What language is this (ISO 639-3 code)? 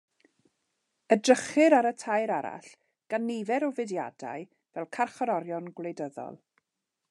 cym